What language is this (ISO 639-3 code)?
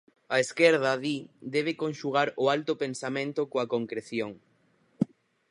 glg